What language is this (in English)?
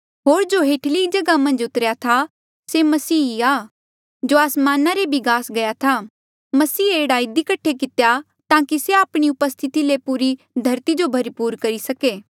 Mandeali